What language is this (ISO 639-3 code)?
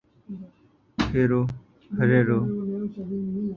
urd